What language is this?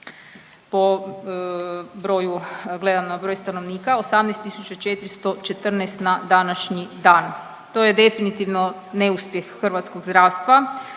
Croatian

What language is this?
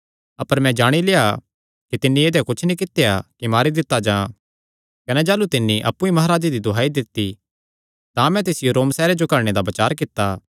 Kangri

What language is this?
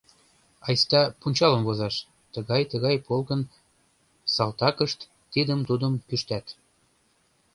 Mari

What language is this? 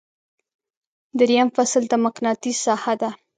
Pashto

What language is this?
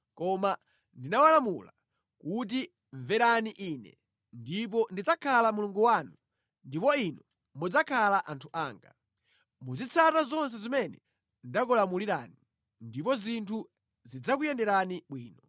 Nyanja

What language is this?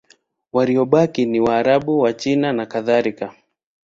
Swahili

